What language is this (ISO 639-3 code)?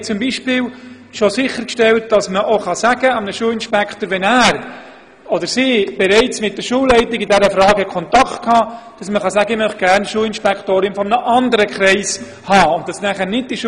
gsw